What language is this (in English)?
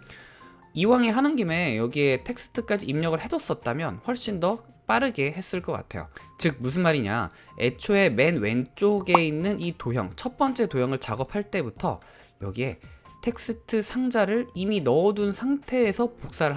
Korean